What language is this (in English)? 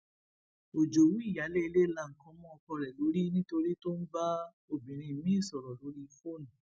Yoruba